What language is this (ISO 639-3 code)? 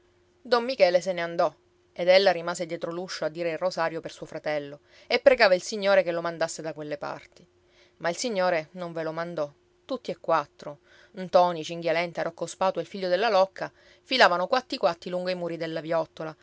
ita